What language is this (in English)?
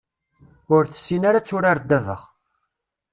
Kabyle